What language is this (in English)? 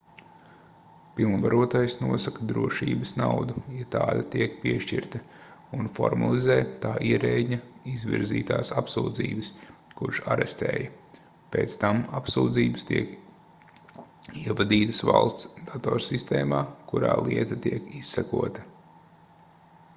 Latvian